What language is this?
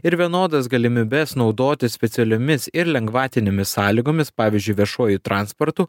Lithuanian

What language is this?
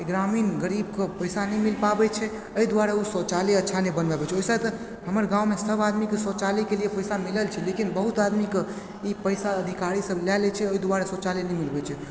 Maithili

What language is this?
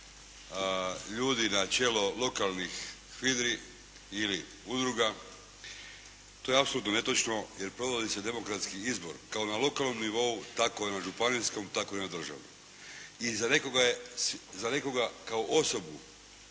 Croatian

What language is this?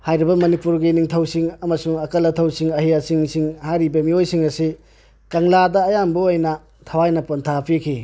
Manipuri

